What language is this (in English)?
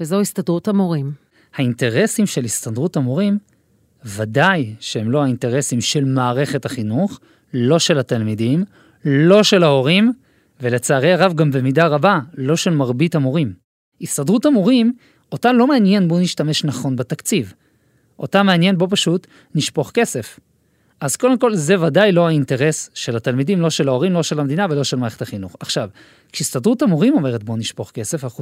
Hebrew